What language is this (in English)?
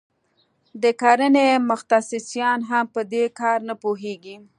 Pashto